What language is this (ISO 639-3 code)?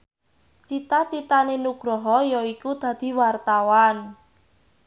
jav